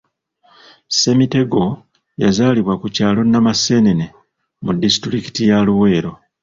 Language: Ganda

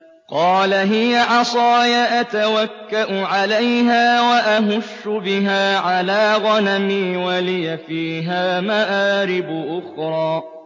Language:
Arabic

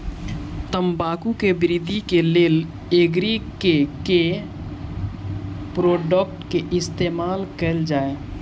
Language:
Maithili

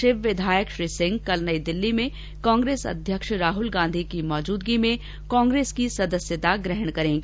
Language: Hindi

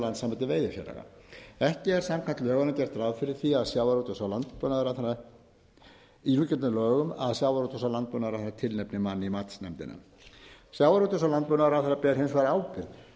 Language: Icelandic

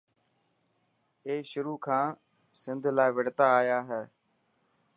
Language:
Dhatki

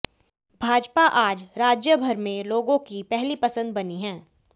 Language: Hindi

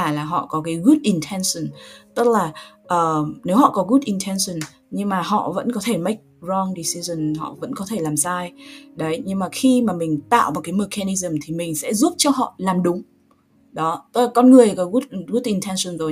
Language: Vietnamese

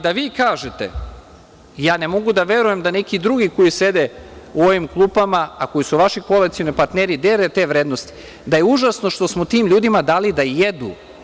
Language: Serbian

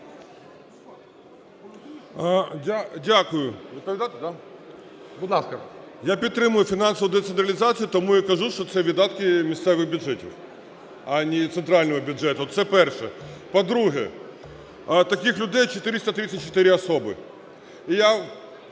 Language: Ukrainian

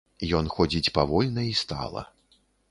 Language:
Belarusian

